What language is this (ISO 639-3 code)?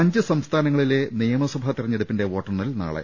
mal